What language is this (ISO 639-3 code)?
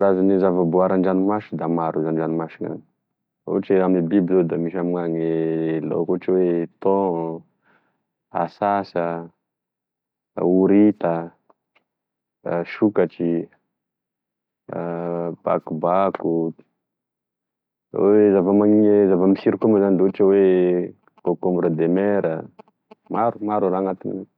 tkg